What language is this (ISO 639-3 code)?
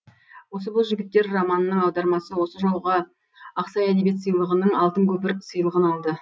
kaz